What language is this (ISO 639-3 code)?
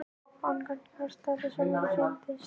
isl